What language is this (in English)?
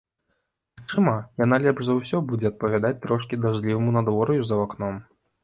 Belarusian